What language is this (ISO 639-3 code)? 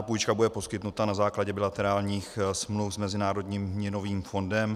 ces